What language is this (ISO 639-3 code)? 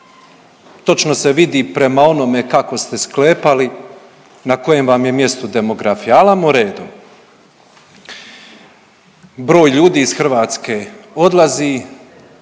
hrv